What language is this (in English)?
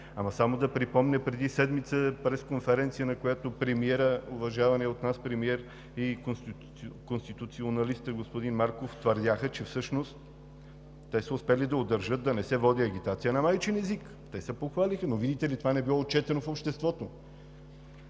Bulgarian